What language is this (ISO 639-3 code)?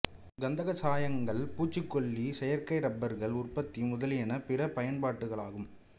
tam